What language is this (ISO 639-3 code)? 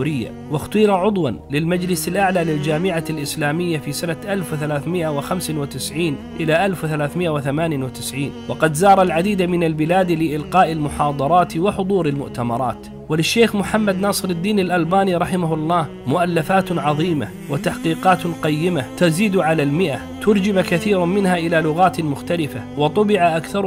ara